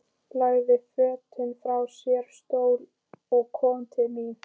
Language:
Icelandic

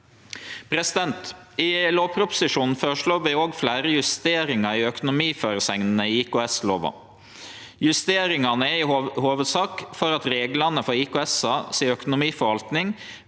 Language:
Norwegian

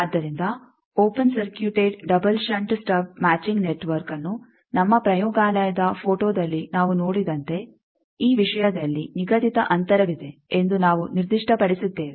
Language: Kannada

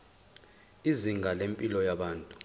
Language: Zulu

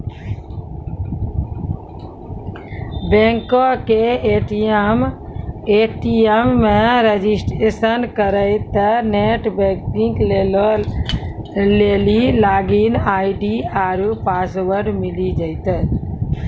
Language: Maithili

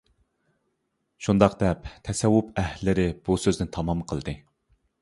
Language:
Uyghur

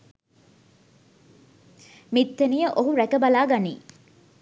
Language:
Sinhala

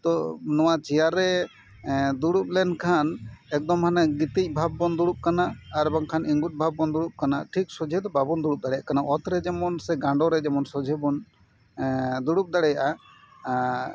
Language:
Santali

